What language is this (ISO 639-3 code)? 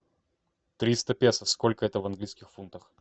rus